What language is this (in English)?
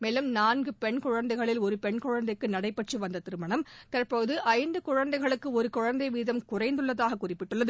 Tamil